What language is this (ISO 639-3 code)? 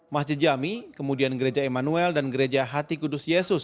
ind